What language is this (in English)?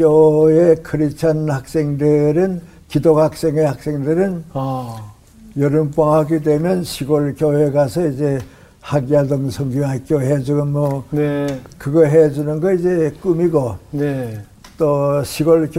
Korean